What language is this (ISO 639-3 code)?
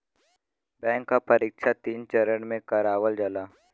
bho